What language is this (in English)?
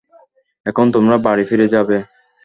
Bangla